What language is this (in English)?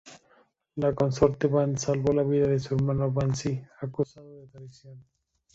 Spanish